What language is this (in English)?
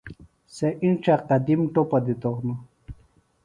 Phalura